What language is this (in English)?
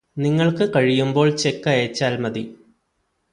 Malayalam